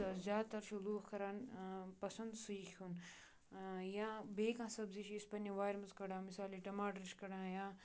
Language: Kashmiri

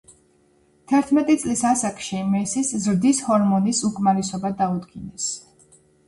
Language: Georgian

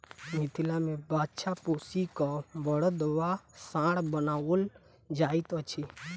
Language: Maithili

